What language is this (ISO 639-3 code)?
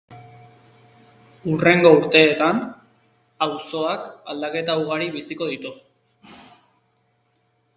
eus